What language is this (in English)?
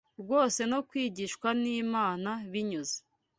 Kinyarwanda